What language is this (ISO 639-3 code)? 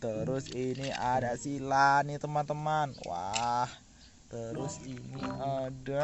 ind